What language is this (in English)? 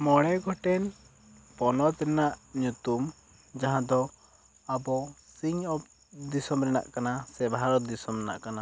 Santali